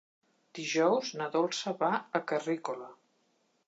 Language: Catalan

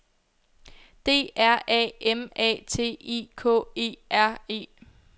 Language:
Danish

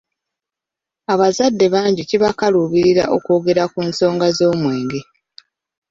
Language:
Ganda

